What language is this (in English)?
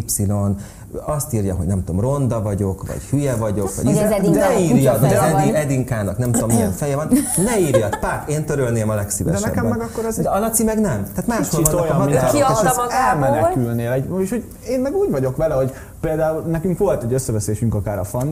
Hungarian